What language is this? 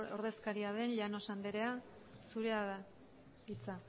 Basque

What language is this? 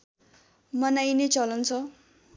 Nepali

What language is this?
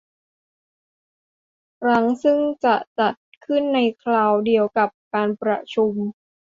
Thai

